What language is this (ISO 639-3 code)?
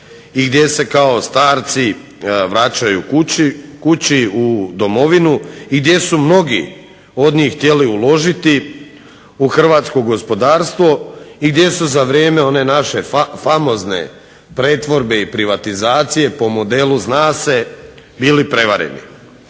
hrv